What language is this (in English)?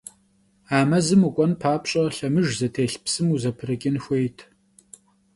Kabardian